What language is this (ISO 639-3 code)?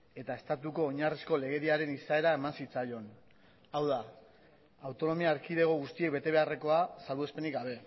eus